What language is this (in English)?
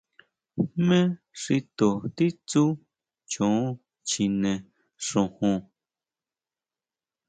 Huautla Mazatec